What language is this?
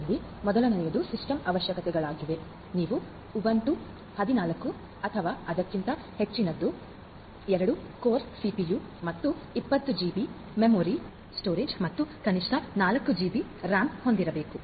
Kannada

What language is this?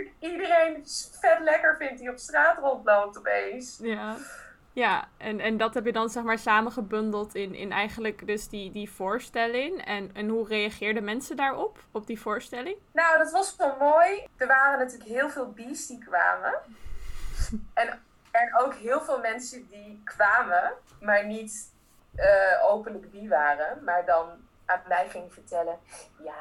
Dutch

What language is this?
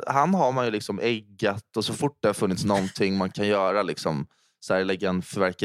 Swedish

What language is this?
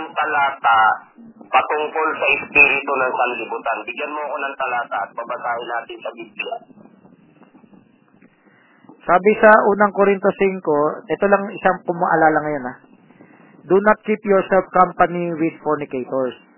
Filipino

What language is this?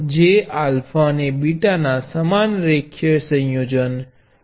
Gujarati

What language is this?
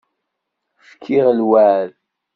Kabyle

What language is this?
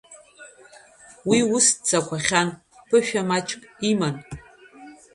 Abkhazian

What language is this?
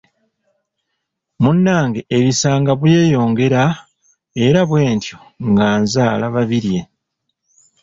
Ganda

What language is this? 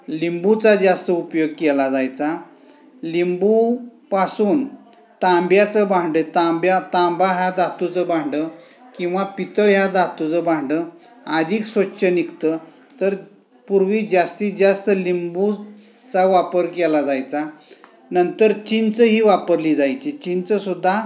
Marathi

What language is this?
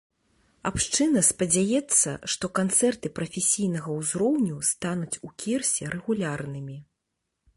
Belarusian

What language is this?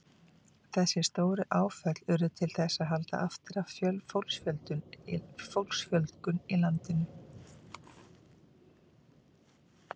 Icelandic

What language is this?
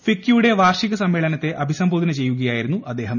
Malayalam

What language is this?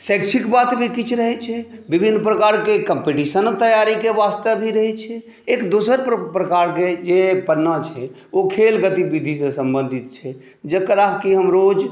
Maithili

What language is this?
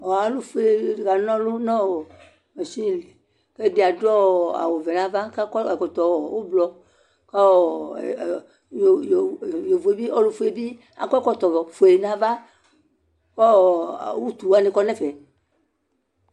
Ikposo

